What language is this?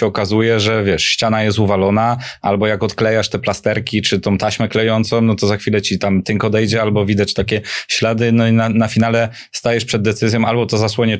Polish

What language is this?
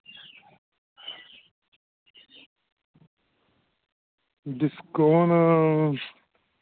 Dogri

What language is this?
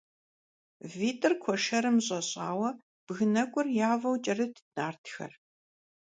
Kabardian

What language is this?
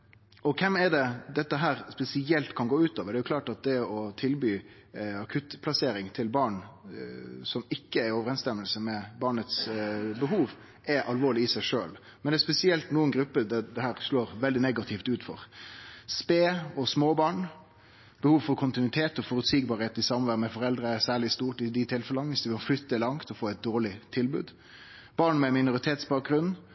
Norwegian Nynorsk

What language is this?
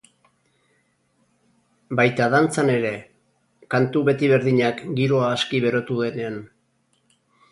Basque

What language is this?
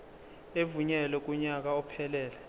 Zulu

